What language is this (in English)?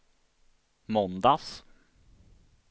Swedish